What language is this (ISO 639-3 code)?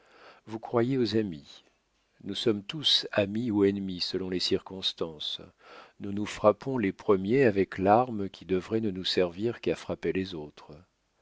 fra